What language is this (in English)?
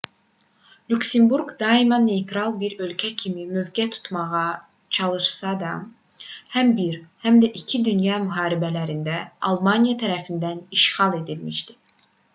Azerbaijani